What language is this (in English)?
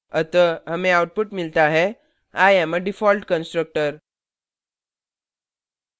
Hindi